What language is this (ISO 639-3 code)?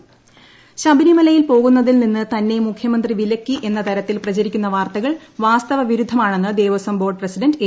mal